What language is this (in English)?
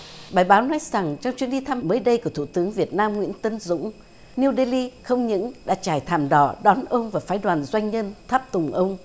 Vietnamese